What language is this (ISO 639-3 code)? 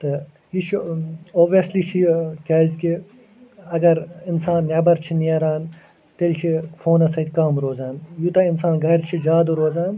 kas